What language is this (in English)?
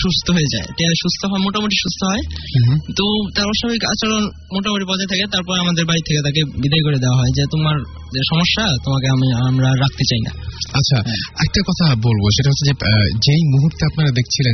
Bangla